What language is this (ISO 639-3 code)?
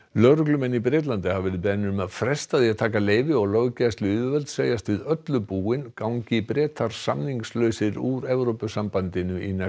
isl